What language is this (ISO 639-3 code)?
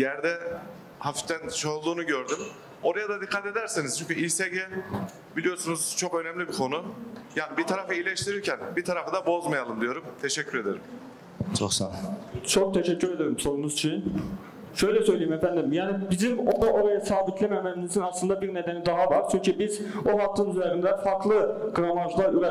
tur